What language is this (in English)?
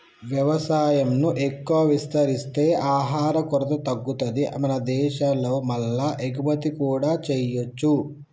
Telugu